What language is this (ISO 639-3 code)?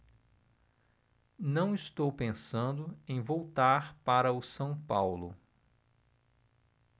por